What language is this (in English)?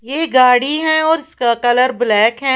Hindi